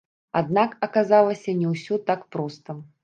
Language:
Belarusian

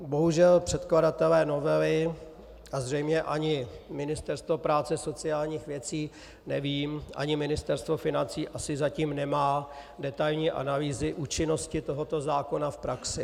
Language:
Czech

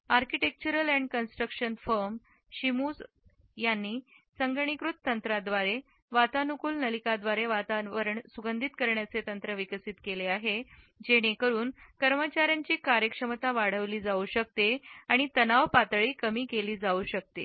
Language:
Marathi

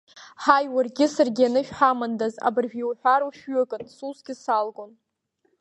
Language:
Abkhazian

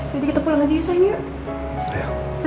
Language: Indonesian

